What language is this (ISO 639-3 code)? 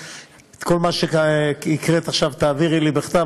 heb